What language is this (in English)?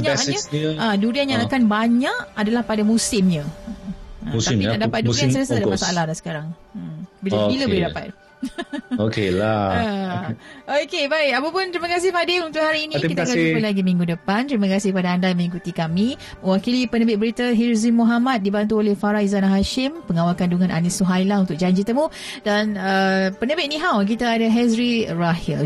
Malay